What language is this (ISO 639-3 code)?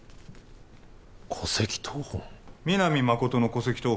jpn